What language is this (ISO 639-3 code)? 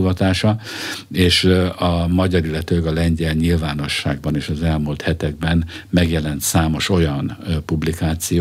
hun